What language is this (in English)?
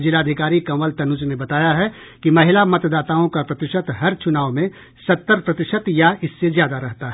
Hindi